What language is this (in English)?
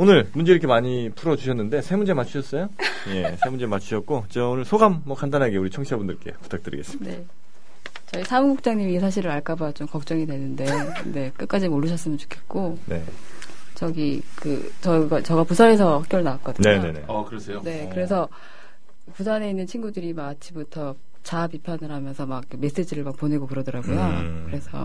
Korean